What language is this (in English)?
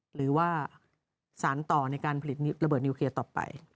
Thai